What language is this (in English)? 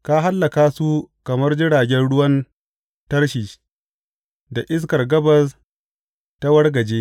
Hausa